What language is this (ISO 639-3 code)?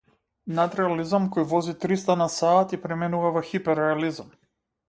mkd